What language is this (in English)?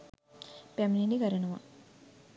Sinhala